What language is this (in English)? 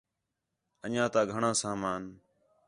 Khetrani